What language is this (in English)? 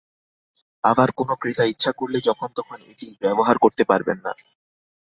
Bangla